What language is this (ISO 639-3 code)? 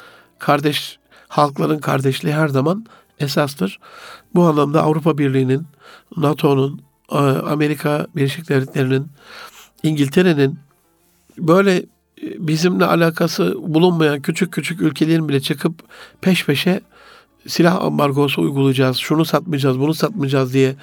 tur